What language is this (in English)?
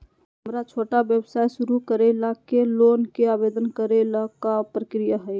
Magahi